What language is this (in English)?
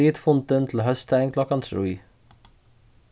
Faroese